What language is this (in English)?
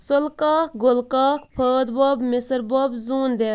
Kashmiri